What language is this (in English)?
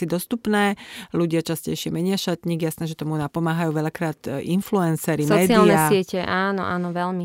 Slovak